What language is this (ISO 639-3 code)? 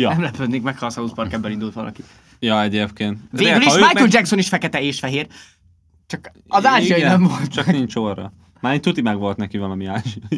hun